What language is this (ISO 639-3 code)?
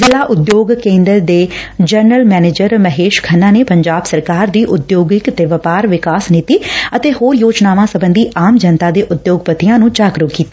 pan